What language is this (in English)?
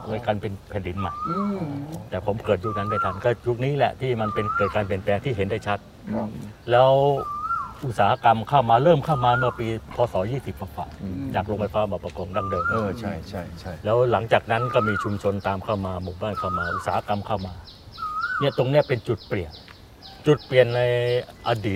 Thai